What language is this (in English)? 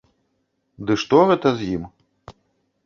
Belarusian